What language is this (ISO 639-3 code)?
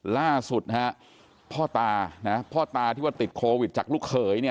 tha